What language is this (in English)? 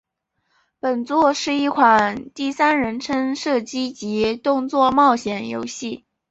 Chinese